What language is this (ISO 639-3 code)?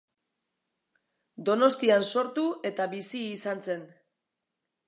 eus